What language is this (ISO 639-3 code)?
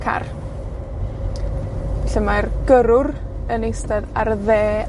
cym